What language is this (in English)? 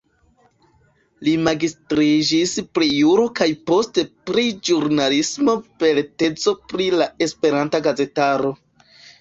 Esperanto